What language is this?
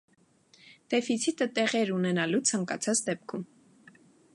Armenian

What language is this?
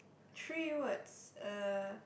English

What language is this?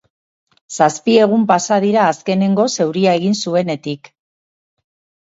Basque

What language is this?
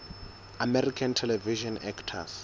Southern Sotho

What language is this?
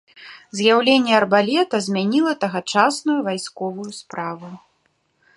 Belarusian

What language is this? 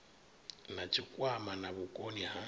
Venda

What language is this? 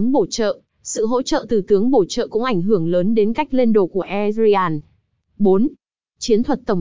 Vietnamese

